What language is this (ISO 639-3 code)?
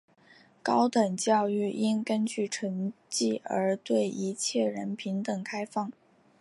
zho